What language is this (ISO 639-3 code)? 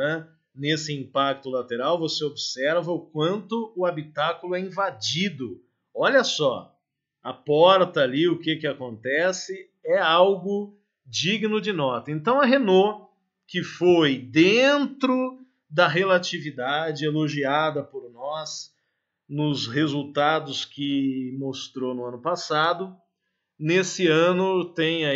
por